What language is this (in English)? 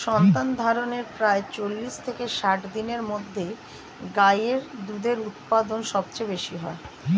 Bangla